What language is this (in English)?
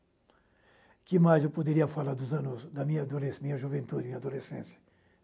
Portuguese